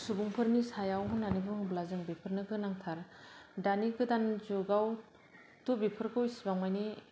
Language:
Bodo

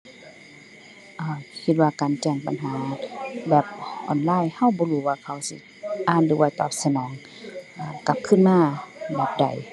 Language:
Thai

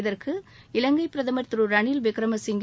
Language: Tamil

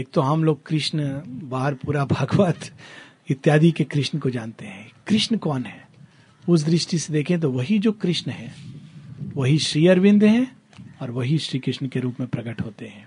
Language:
Hindi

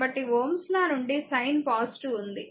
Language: Telugu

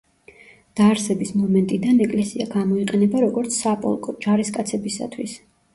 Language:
Georgian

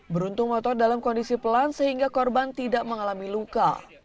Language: Indonesian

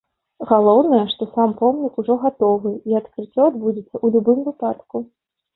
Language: Belarusian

